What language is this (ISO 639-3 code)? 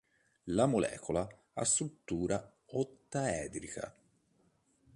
ita